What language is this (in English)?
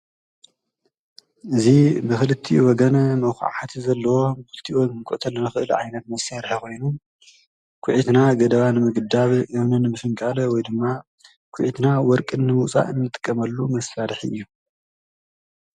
Tigrinya